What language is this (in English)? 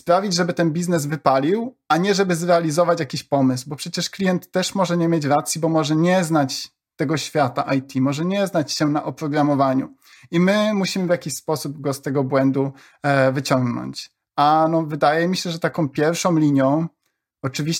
Polish